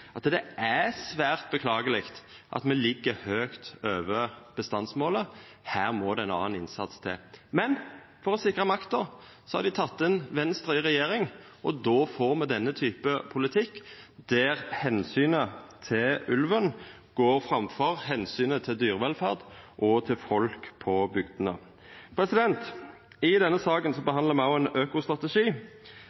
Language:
Norwegian Nynorsk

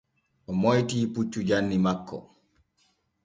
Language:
Borgu Fulfulde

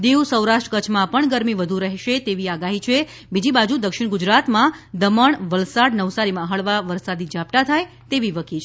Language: Gujarati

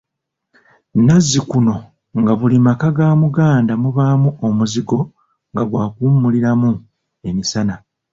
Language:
Ganda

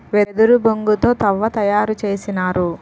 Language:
Telugu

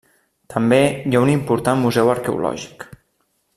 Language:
Catalan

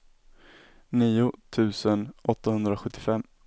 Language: Swedish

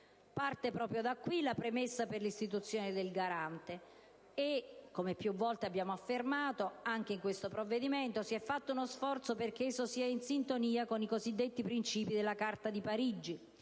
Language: Italian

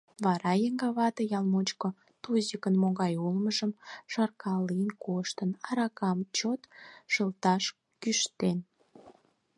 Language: Mari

